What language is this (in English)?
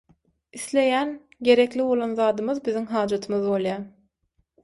Turkmen